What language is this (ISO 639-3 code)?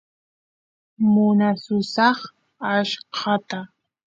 qus